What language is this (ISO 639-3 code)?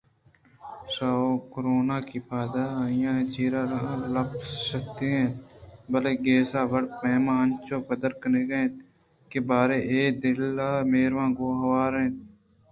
bgp